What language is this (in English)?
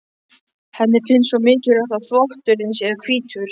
Icelandic